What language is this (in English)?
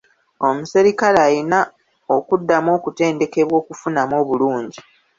Ganda